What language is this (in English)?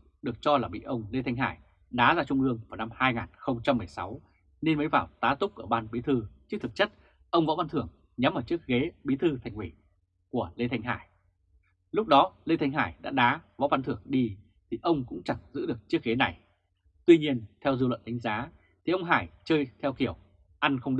Vietnamese